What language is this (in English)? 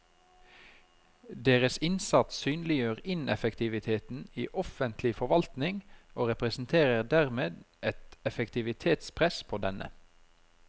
Norwegian